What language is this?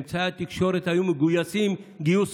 Hebrew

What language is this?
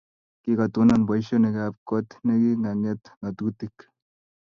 Kalenjin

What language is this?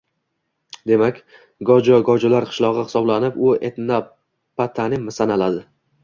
Uzbek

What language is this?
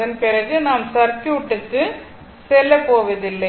Tamil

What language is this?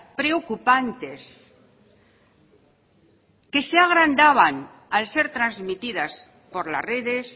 Spanish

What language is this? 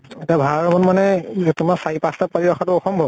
Assamese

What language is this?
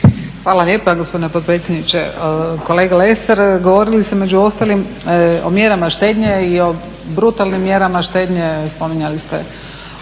Croatian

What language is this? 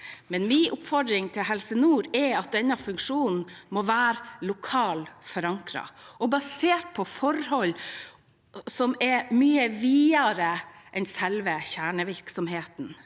Norwegian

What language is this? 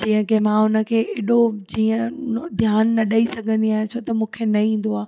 Sindhi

